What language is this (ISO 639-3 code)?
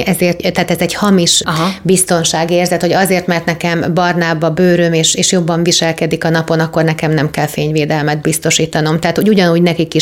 hun